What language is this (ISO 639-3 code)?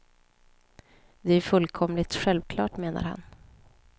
swe